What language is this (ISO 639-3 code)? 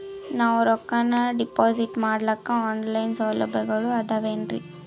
kan